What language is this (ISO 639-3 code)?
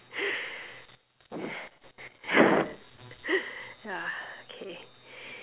eng